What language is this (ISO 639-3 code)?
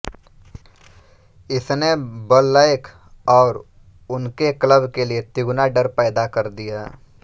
hin